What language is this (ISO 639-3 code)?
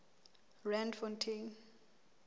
sot